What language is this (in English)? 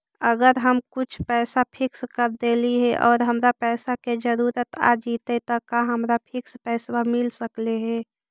Magahi